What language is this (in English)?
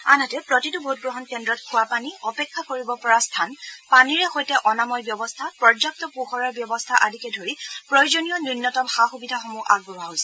Assamese